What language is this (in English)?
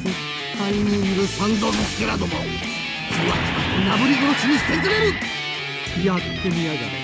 Japanese